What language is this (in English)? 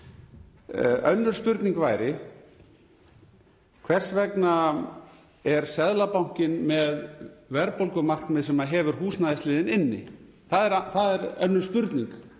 Icelandic